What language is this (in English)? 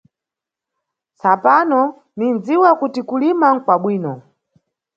Nyungwe